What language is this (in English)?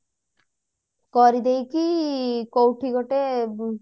Odia